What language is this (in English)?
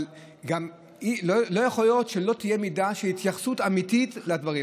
Hebrew